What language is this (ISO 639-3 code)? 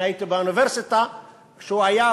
heb